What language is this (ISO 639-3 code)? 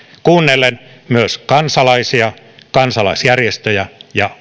fin